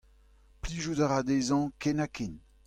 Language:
Breton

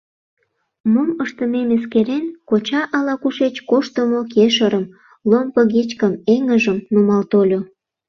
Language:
Mari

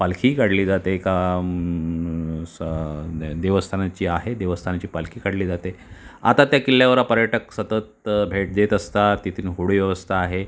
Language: Marathi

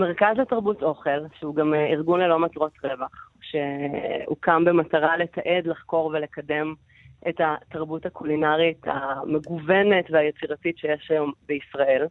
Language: Hebrew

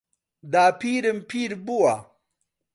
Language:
Central Kurdish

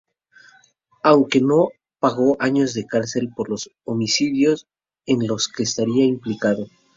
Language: Spanish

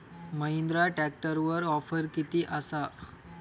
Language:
Marathi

